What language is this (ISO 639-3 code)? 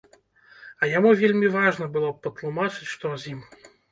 bel